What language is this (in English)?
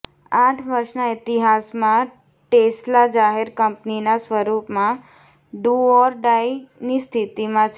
Gujarati